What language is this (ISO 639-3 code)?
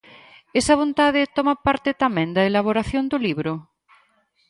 glg